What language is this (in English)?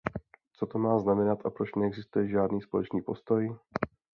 Czech